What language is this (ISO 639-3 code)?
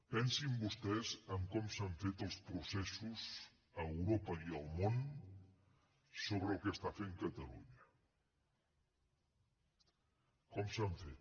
cat